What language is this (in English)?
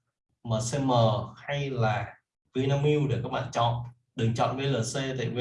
Vietnamese